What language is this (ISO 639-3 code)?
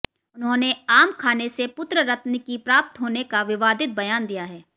hin